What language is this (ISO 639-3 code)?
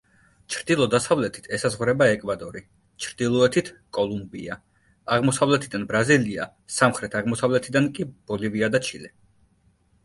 kat